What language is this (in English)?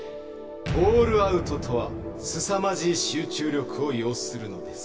Japanese